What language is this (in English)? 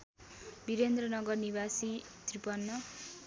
Nepali